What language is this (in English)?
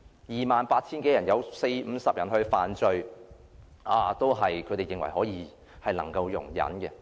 Cantonese